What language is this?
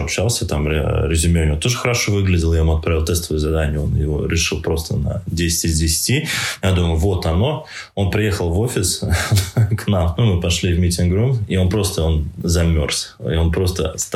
Russian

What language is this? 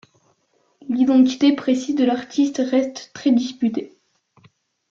French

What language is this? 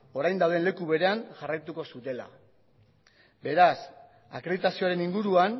Basque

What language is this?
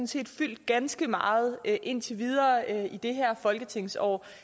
Danish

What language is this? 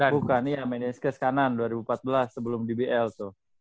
Indonesian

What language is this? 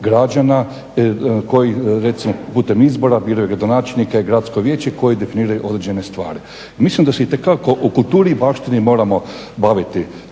Croatian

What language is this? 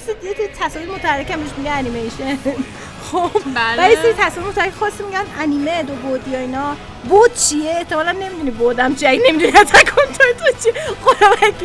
Persian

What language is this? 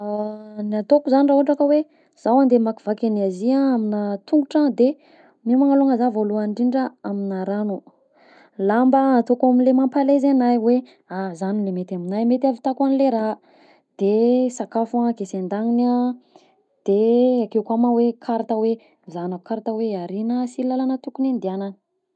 Southern Betsimisaraka Malagasy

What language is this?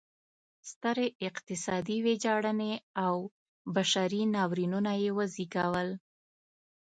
Pashto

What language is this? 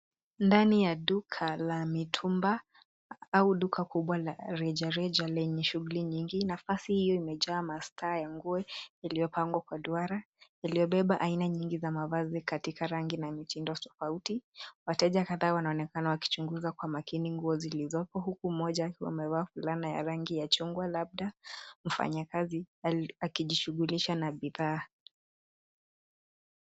Swahili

